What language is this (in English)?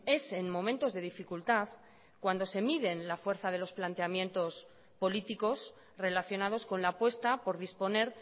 Spanish